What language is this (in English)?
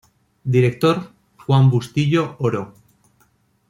Spanish